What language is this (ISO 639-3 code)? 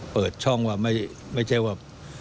tha